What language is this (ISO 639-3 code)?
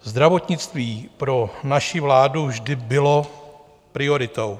ces